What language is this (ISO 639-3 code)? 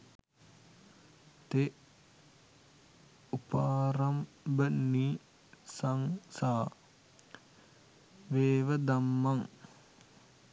sin